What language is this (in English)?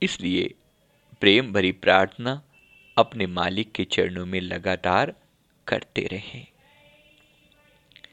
Hindi